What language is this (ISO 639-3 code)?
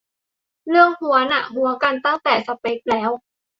tha